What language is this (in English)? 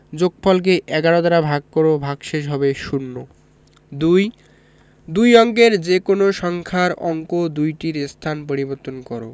Bangla